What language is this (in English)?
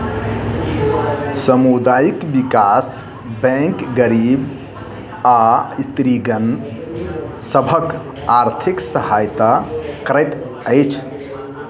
Maithili